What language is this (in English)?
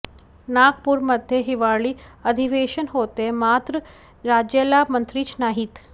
Marathi